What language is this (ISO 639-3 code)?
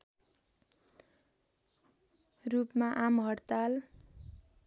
nep